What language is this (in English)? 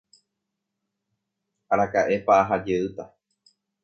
Guarani